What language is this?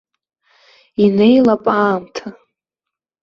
Abkhazian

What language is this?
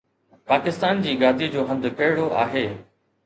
Sindhi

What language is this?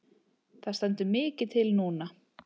Icelandic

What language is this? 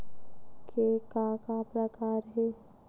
Chhattisgarhi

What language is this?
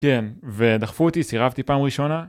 Hebrew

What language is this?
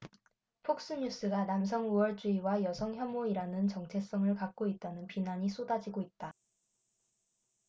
Korean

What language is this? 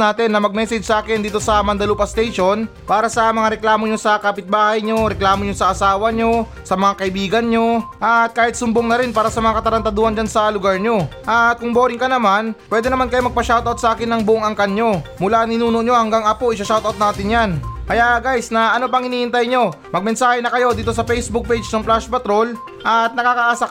Filipino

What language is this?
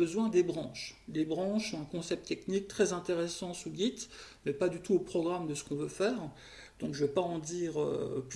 French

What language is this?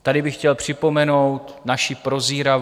Czech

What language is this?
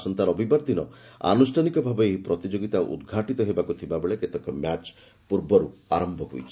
Odia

